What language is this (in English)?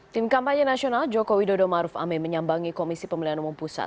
Indonesian